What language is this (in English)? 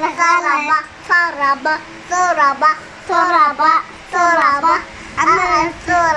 Arabic